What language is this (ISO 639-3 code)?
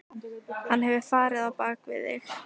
isl